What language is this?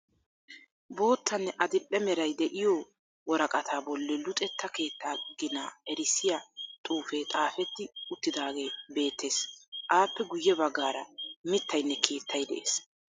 Wolaytta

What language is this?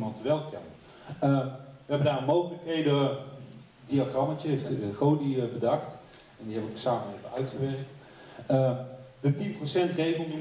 Dutch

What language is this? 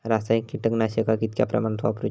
Marathi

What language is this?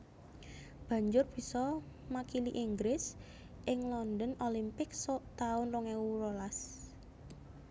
Javanese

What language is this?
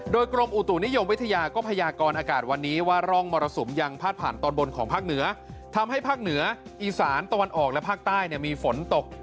Thai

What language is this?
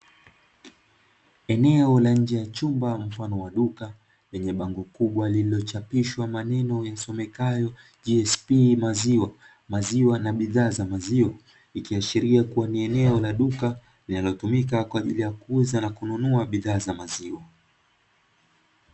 Swahili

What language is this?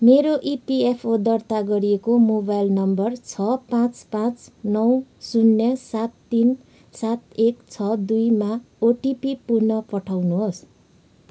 Nepali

